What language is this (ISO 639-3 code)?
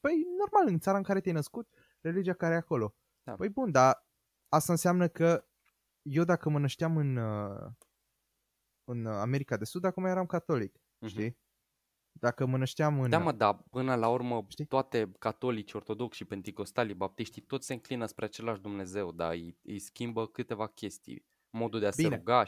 ron